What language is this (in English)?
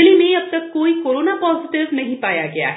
Hindi